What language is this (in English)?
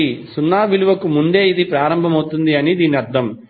Telugu